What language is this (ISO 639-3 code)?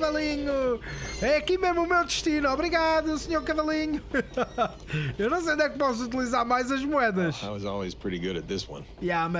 por